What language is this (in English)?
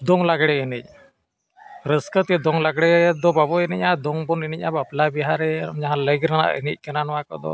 Santali